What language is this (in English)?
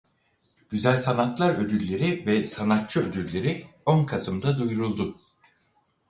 Turkish